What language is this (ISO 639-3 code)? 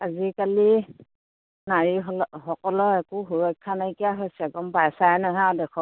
asm